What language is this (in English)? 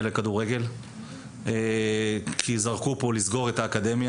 Hebrew